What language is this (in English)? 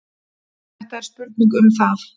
Icelandic